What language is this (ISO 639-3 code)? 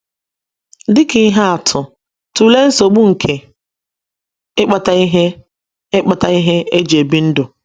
ibo